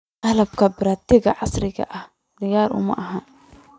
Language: Somali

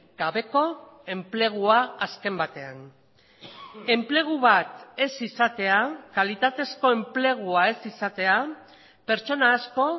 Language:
Basque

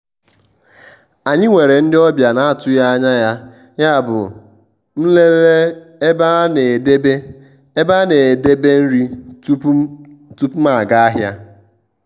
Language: Igbo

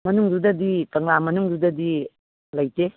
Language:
Manipuri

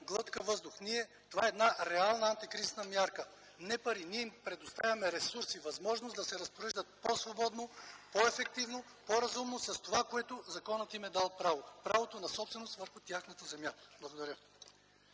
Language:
Bulgarian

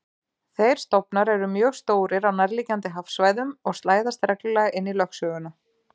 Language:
Icelandic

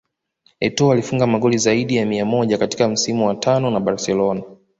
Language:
Swahili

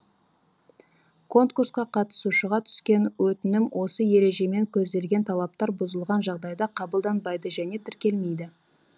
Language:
Kazakh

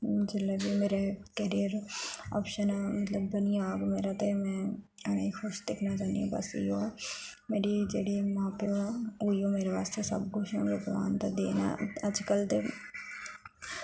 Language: Dogri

